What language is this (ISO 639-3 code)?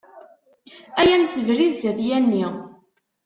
kab